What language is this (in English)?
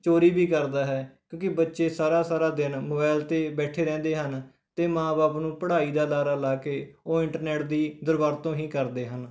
Punjabi